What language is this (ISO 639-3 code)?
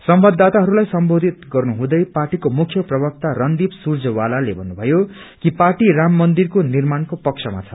nep